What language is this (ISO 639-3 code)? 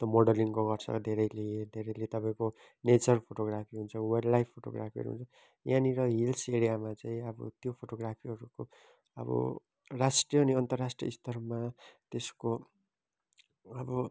nep